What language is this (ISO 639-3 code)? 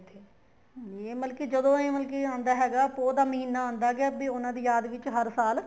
pan